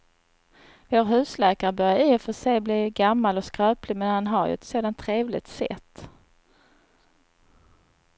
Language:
Swedish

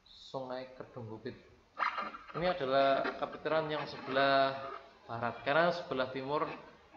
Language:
Indonesian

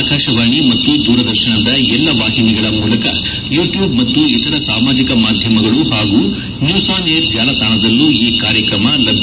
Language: Kannada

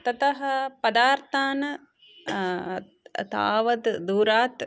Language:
Sanskrit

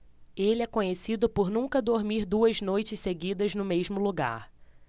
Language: Portuguese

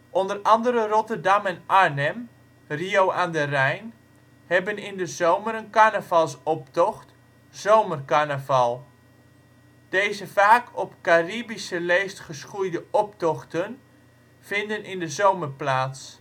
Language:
Dutch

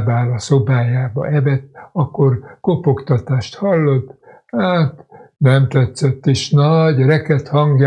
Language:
Hungarian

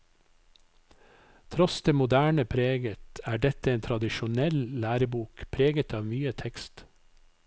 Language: Norwegian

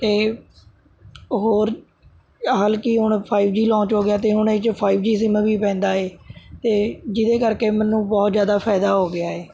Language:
Punjabi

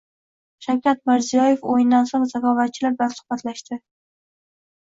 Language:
Uzbek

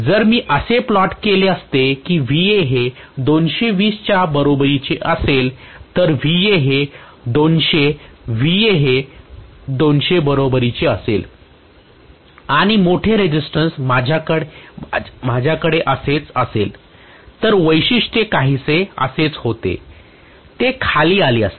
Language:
Marathi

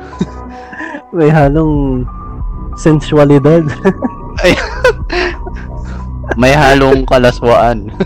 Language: Filipino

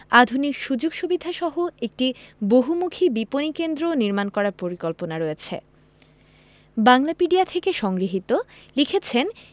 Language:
Bangla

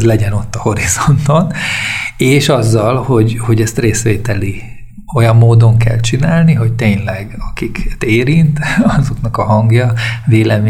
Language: Hungarian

